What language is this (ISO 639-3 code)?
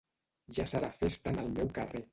cat